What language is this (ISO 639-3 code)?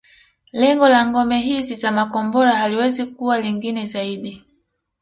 swa